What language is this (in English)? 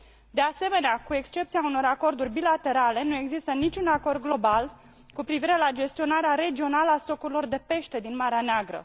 Romanian